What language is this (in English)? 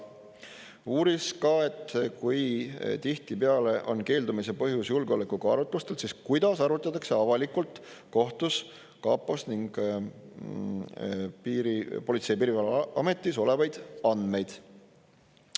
Estonian